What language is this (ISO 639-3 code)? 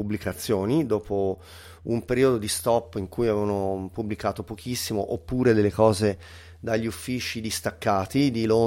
ita